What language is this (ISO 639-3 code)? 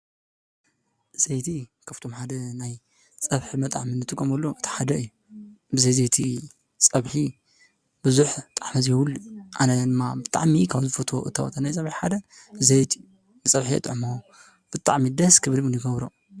tir